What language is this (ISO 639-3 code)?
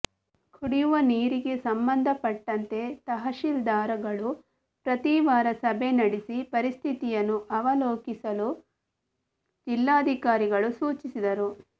kan